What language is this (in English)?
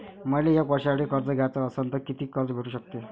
Marathi